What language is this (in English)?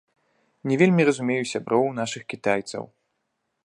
Belarusian